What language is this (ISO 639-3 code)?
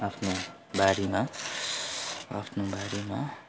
nep